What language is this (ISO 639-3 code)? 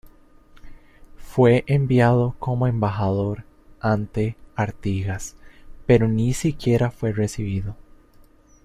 spa